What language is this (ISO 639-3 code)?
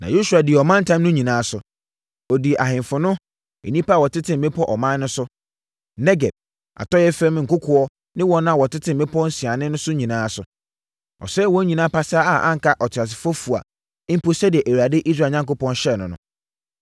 aka